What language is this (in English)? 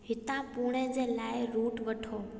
Sindhi